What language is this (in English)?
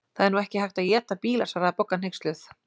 Icelandic